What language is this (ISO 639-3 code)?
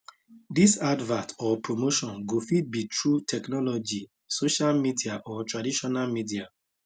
pcm